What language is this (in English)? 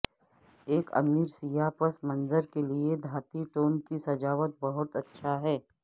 Urdu